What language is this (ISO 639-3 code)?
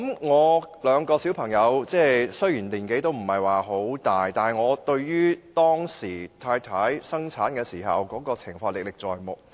yue